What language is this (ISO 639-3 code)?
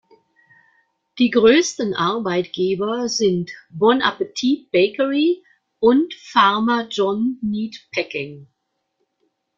deu